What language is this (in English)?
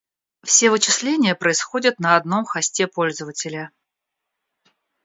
Russian